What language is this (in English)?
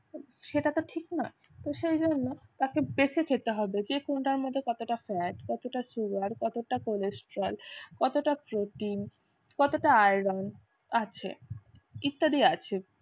Bangla